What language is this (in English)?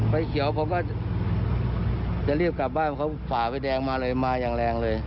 Thai